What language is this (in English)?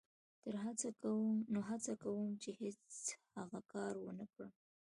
Pashto